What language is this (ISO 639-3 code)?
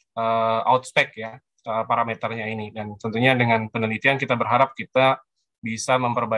ind